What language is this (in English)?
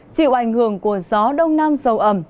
Vietnamese